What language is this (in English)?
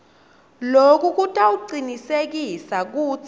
Swati